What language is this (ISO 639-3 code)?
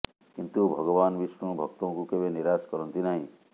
ori